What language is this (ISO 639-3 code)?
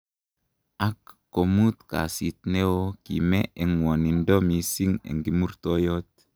kln